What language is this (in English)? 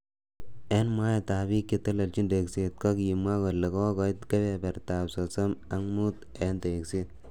Kalenjin